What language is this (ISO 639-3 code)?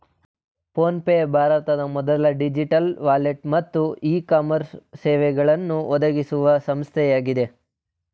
kan